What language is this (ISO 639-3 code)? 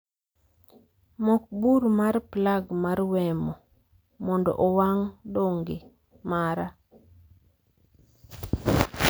luo